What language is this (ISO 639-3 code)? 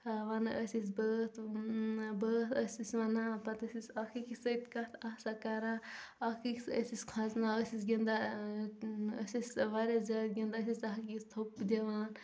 kas